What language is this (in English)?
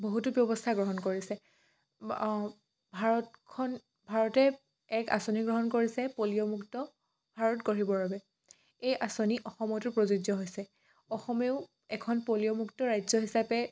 Assamese